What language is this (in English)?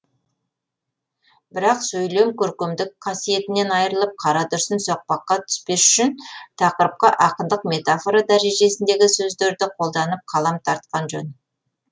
Kazakh